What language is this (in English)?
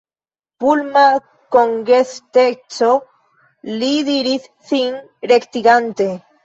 Esperanto